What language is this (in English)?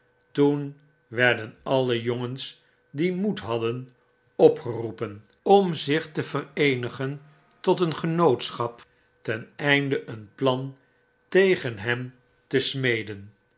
Dutch